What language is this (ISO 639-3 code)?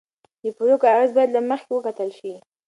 pus